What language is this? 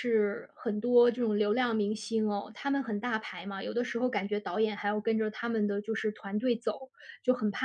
Chinese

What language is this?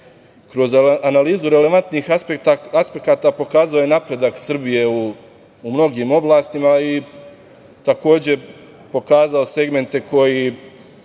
Serbian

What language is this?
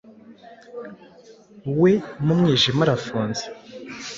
Kinyarwanda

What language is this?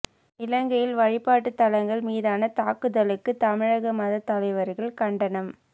Tamil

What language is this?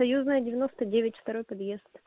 Russian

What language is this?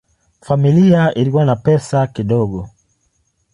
Swahili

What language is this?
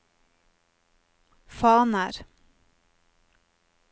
Norwegian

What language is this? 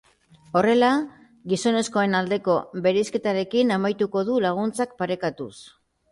Basque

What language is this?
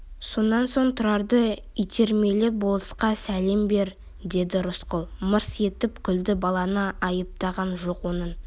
Kazakh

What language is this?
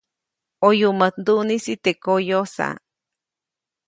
Copainalá Zoque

